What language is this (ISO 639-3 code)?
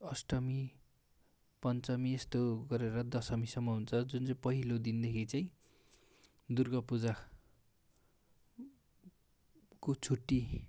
nep